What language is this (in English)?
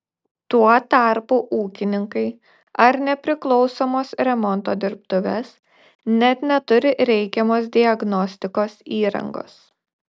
Lithuanian